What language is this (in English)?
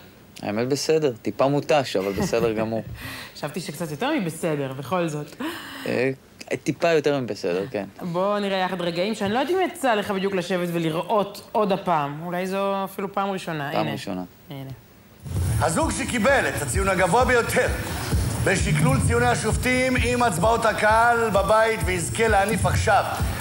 Hebrew